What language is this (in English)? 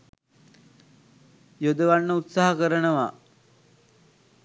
Sinhala